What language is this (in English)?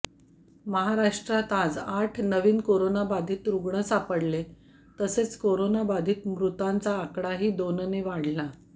Marathi